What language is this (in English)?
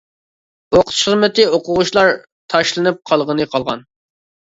Uyghur